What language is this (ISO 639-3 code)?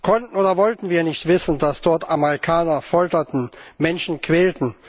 deu